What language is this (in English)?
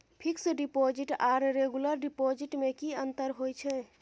Maithili